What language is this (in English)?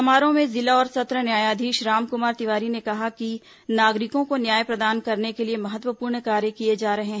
Hindi